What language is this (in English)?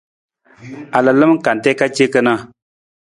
Nawdm